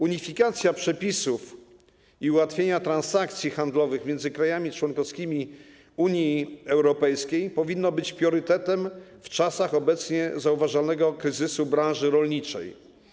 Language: Polish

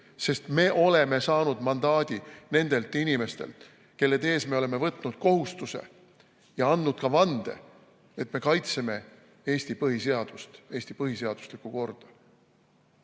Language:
Estonian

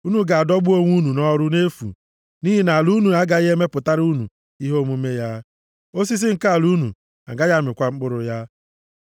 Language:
Igbo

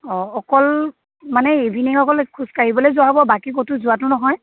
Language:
Assamese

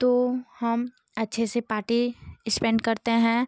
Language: Hindi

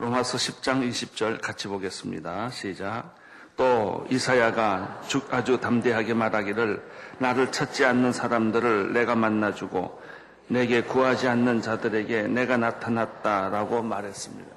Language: Korean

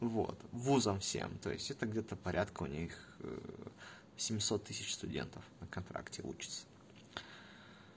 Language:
Russian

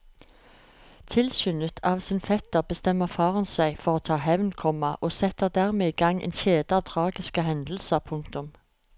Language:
Norwegian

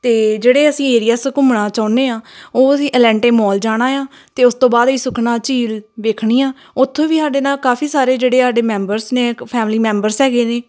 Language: Punjabi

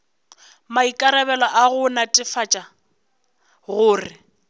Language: Northern Sotho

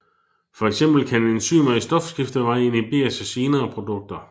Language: Danish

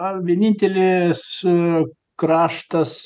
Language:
Lithuanian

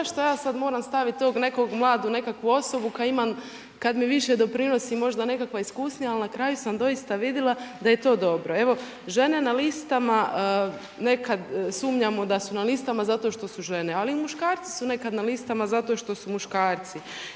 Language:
Croatian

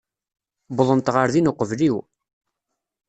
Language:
Kabyle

